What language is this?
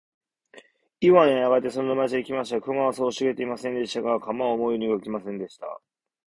Japanese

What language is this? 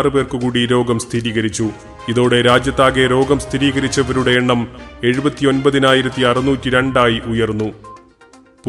Malayalam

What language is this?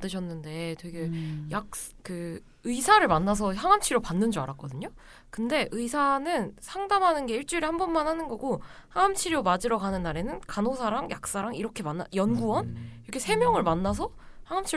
Korean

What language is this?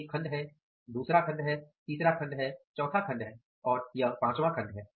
Hindi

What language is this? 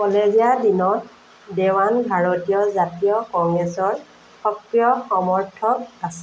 Assamese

